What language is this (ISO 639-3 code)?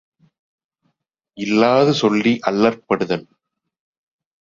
tam